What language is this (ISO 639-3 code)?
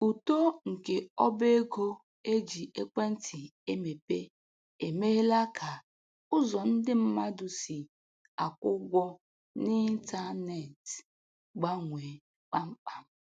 ibo